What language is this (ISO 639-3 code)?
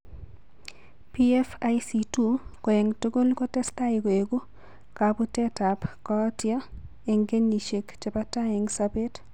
kln